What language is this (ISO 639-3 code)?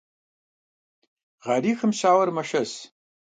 kbd